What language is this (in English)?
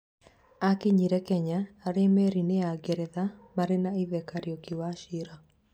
Kikuyu